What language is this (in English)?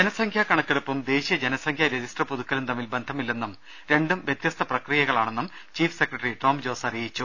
Malayalam